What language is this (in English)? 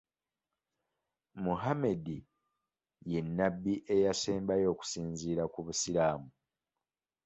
Ganda